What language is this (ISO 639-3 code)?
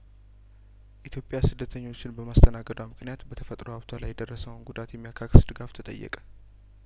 amh